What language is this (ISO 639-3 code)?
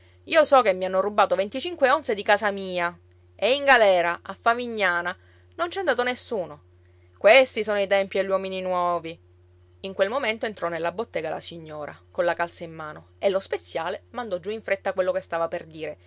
ita